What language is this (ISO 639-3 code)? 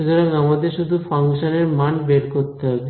ben